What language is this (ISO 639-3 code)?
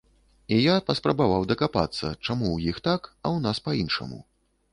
bel